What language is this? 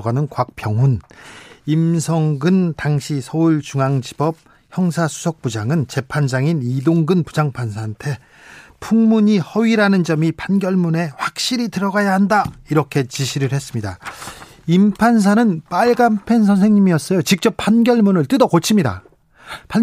Korean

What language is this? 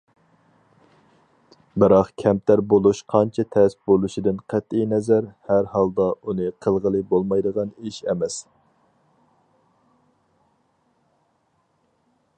Uyghur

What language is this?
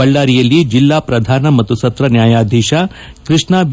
Kannada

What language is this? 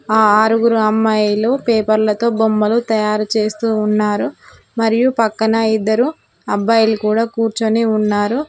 Telugu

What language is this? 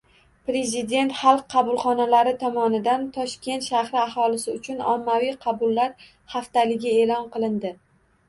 Uzbek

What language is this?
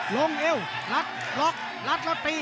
Thai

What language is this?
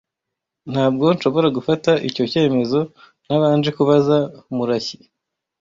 Kinyarwanda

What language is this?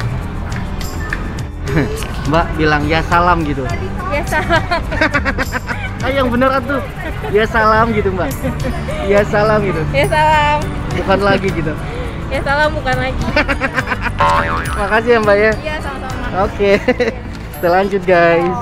Indonesian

